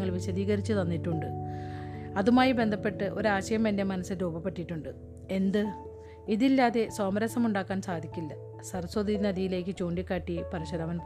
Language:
Malayalam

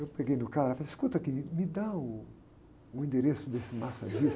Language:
Portuguese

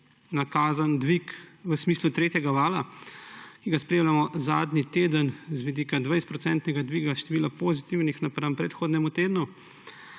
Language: Slovenian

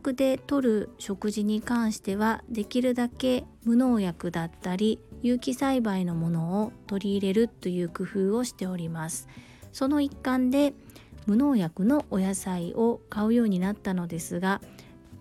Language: Japanese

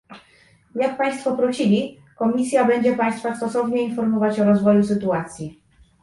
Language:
Polish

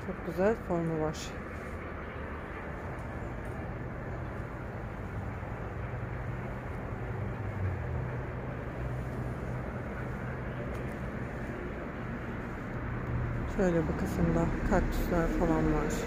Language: Turkish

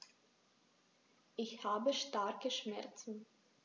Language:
German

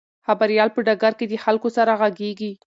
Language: Pashto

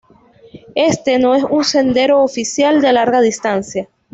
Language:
Spanish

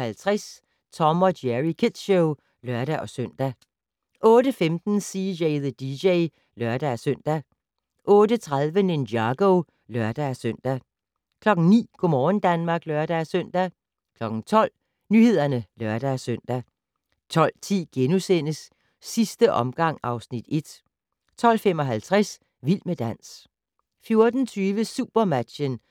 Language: Danish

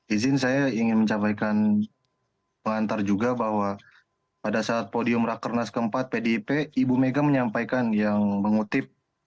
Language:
Indonesian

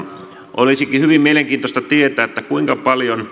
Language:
Finnish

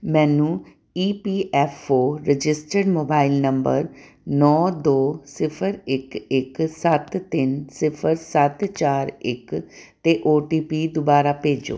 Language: Punjabi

